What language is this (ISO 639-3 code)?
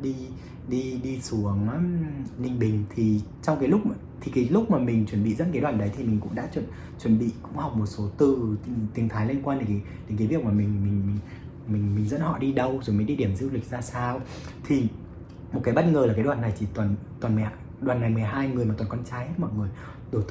vie